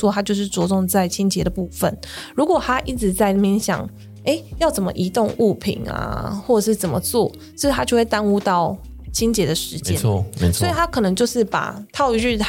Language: Chinese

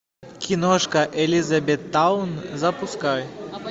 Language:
Russian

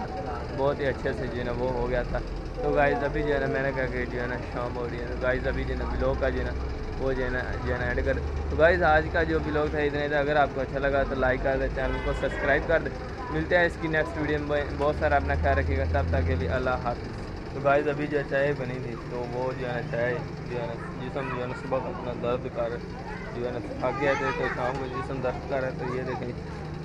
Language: Hindi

